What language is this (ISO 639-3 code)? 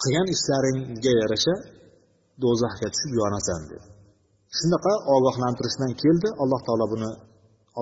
bul